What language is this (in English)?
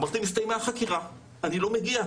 Hebrew